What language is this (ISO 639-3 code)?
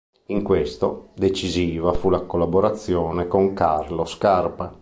ita